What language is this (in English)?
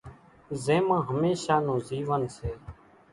Kachi Koli